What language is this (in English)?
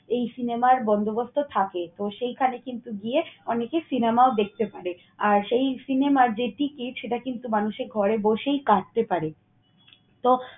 Bangla